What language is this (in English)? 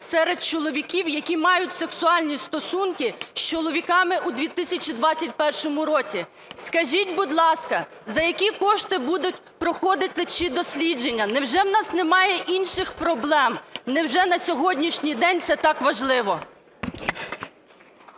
Ukrainian